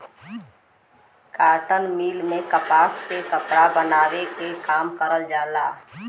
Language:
Bhojpuri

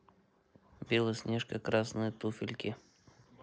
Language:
Russian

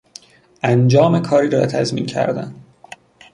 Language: Persian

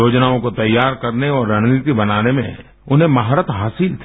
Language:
Hindi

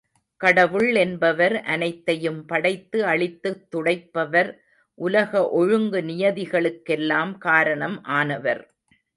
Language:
Tamil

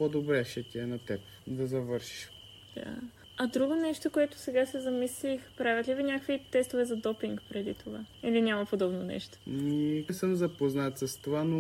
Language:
Bulgarian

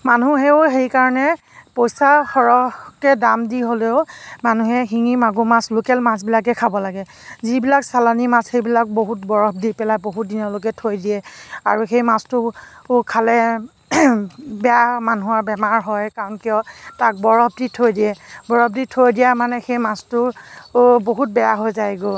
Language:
Assamese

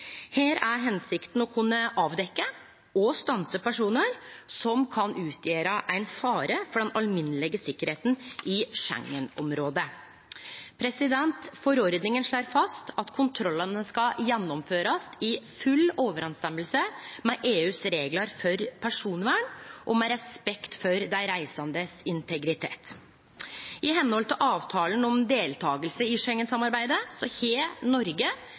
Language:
Norwegian Nynorsk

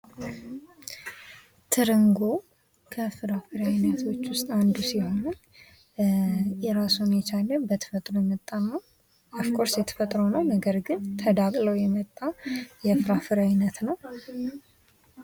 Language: Amharic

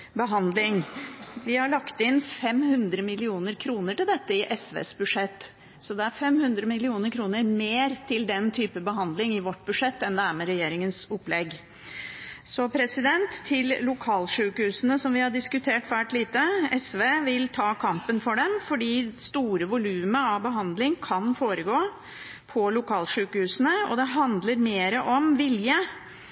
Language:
Norwegian Bokmål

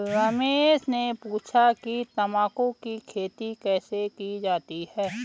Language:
Hindi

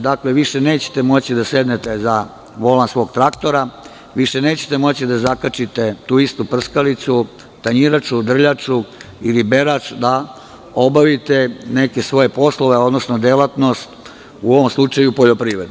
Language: Serbian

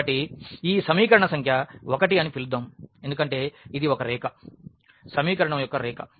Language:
Telugu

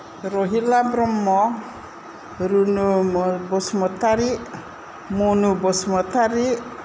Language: Bodo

